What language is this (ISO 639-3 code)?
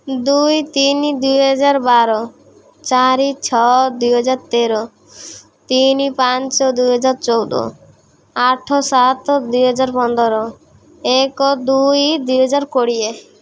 ori